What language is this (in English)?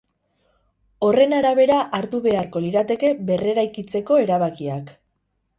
Basque